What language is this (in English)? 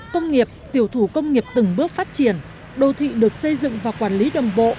Vietnamese